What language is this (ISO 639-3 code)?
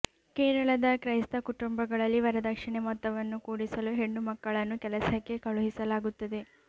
kan